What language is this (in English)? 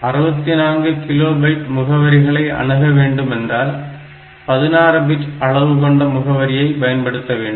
Tamil